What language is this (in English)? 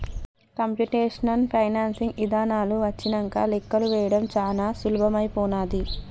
Telugu